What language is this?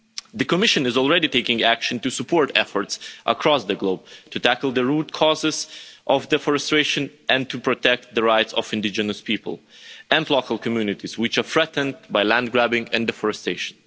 English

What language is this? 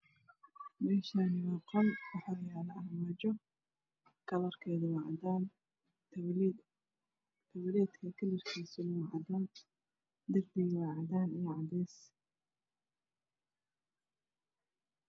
Somali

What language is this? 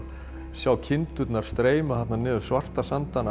Icelandic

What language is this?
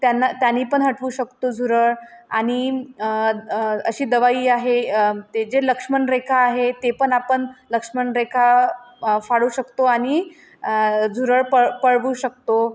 Marathi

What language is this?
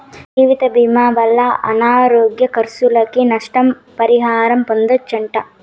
Telugu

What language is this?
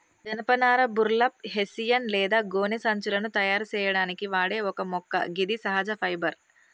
Telugu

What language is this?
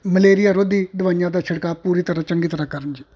Punjabi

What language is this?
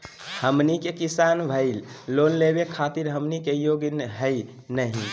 Magahi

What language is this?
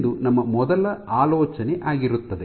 Kannada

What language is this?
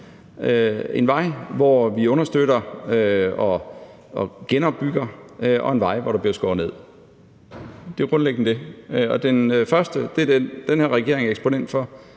Danish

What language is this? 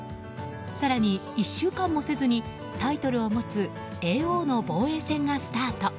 Japanese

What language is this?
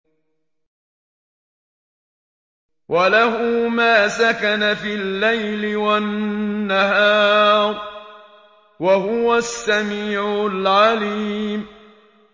Arabic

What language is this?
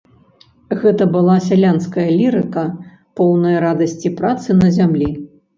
Belarusian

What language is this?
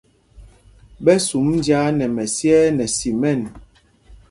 Mpumpong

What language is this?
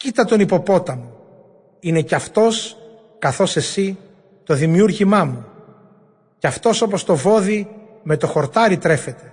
Greek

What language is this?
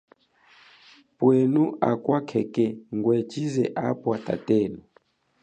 Chokwe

